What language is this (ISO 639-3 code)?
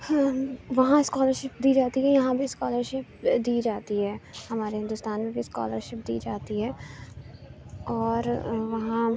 urd